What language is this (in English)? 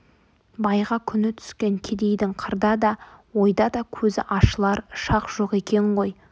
Kazakh